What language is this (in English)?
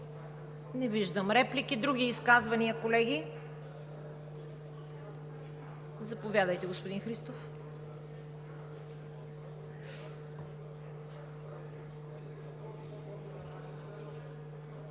Bulgarian